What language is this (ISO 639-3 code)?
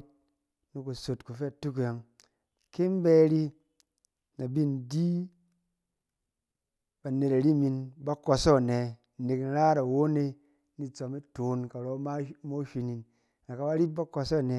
cen